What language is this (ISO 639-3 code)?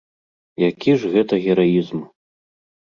bel